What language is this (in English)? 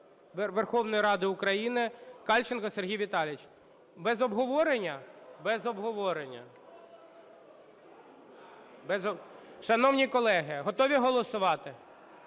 Ukrainian